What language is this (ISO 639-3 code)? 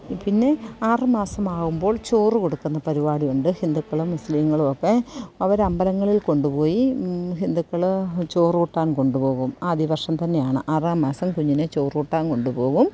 mal